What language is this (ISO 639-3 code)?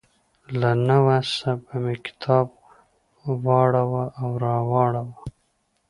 pus